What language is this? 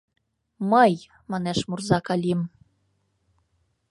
Mari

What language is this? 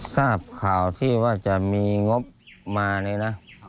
Thai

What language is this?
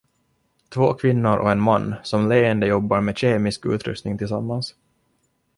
Swedish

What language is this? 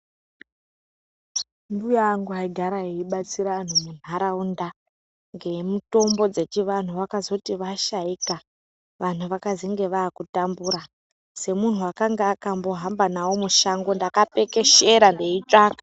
Ndau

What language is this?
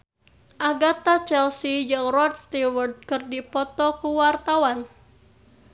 Sundanese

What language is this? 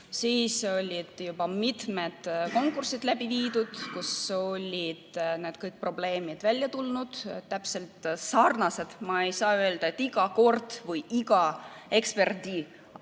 Estonian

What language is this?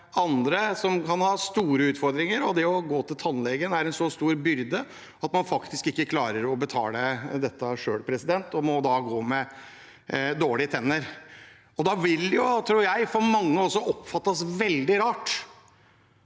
Norwegian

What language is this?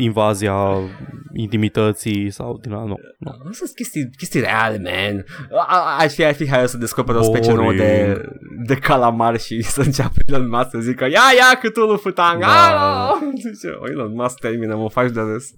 Romanian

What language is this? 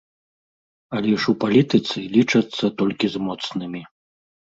Belarusian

